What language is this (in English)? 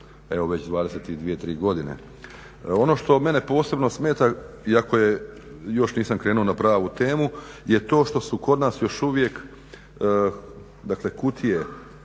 Croatian